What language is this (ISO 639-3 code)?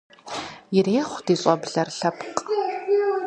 kbd